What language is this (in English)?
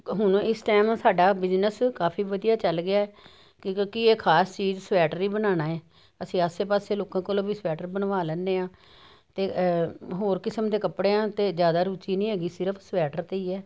Punjabi